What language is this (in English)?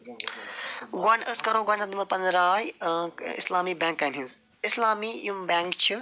Kashmiri